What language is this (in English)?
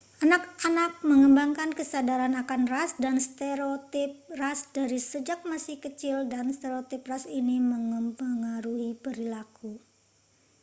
Indonesian